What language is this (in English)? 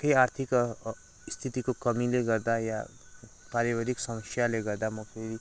Nepali